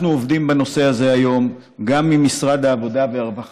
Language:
Hebrew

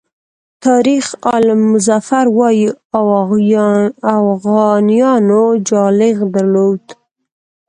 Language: Pashto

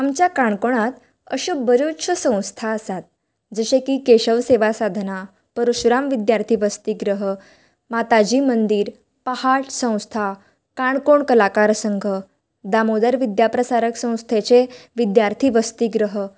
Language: Konkani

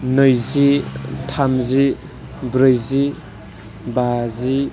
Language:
Bodo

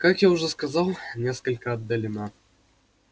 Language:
Russian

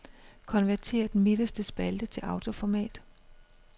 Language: Danish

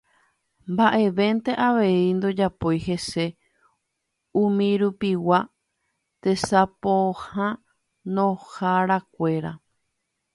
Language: Guarani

